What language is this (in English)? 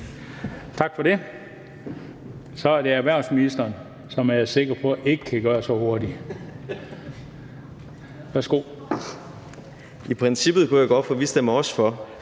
Danish